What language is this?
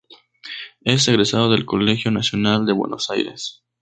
Spanish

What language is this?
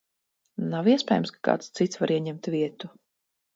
Latvian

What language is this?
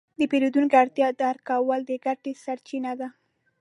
Pashto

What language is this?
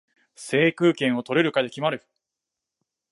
Japanese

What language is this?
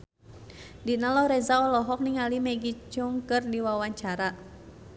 Sundanese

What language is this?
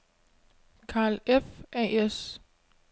Danish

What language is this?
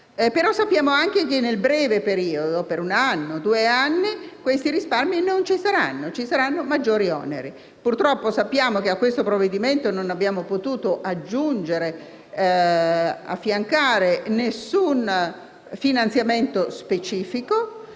Italian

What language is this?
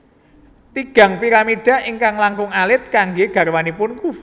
Javanese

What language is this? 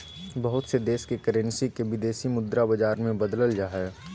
Magahi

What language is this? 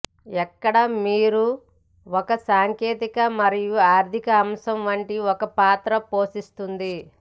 Telugu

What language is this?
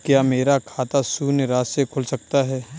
Hindi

